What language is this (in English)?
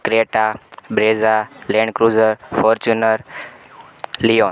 Gujarati